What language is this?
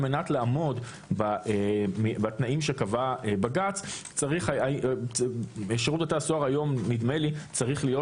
Hebrew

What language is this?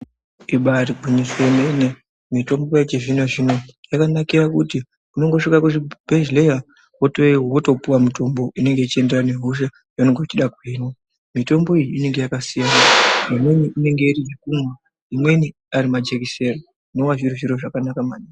Ndau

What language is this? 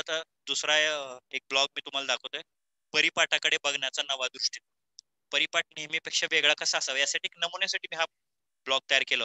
Marathi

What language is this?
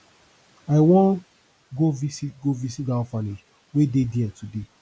Nigerian Pidgin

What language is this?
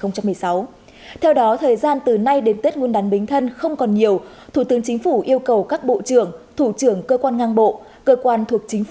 Vietnamese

